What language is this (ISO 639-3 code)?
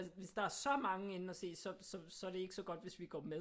dan